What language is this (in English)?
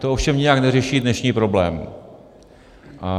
Czech